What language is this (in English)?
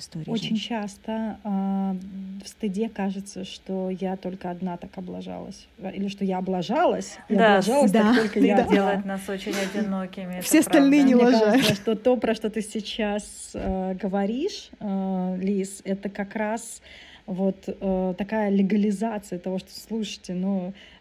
Russian